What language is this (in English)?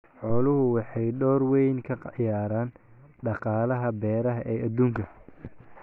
Somali